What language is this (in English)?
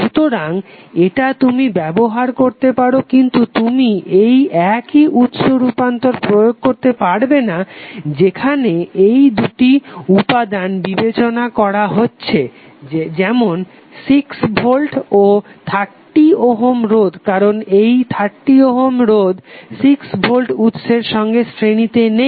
Bangla